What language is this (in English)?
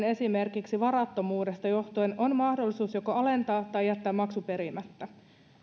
Finnish